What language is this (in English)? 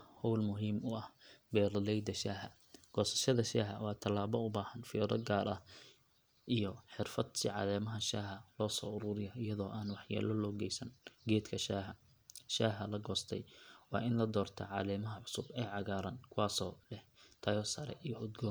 Somali